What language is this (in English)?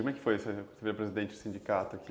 Portuguese